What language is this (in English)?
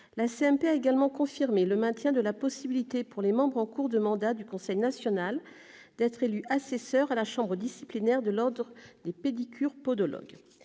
French